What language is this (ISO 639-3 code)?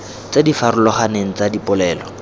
tsn